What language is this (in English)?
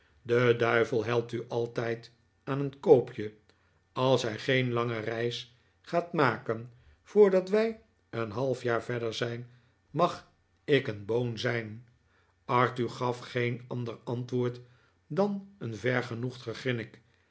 Dutch